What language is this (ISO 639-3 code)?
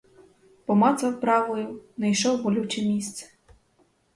ukr